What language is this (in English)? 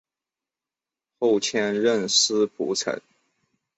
Chinese